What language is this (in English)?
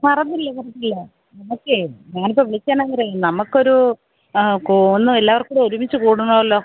Malayalam